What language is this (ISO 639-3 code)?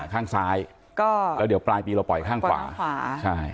tha